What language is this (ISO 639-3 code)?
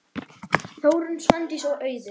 isl